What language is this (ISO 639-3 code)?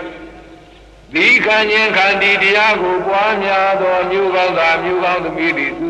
ron